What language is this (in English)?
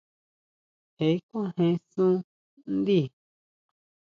Huautla Mazatec